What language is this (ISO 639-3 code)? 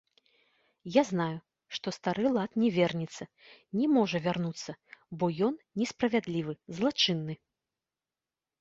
bel